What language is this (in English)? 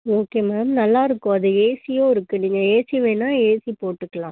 Tamil